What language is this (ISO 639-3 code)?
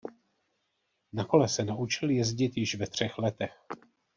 ces